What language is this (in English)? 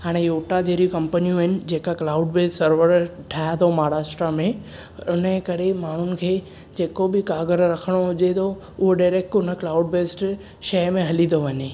Sindhi